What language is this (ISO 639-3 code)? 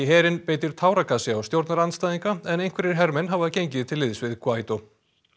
isl